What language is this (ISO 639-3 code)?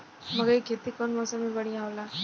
bho